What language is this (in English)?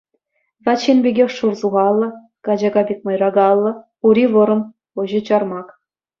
Chuvash